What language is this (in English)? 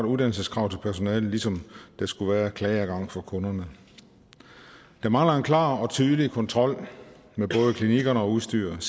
Danish